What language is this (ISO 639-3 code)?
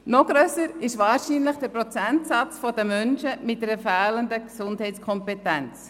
gsw